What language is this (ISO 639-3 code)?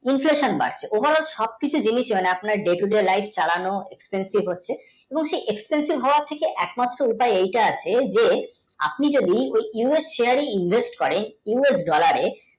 ben